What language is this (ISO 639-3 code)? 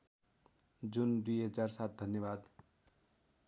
nep